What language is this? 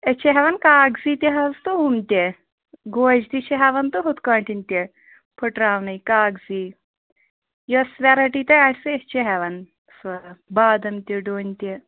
Kashmiri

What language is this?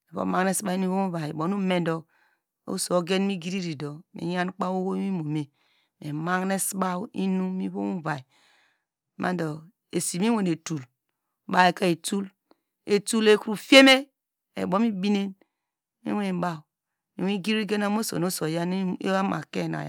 Degema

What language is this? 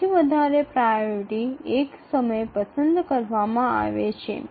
Gujarati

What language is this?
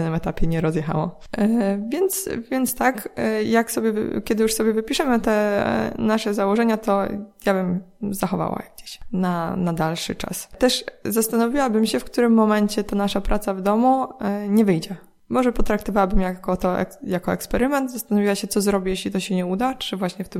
Polish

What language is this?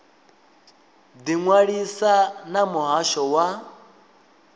Venda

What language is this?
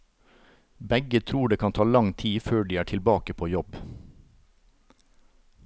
Norwegian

